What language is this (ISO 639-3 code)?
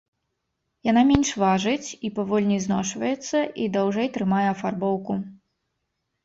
bel